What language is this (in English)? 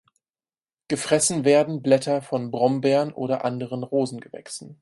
German